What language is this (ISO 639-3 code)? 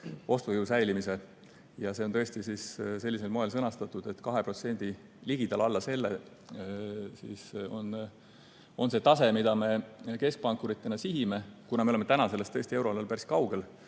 est